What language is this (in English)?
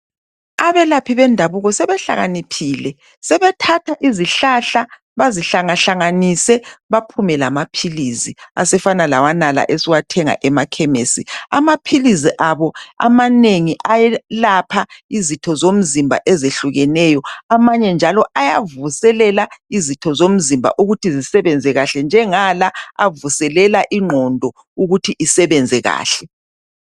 North Ndebele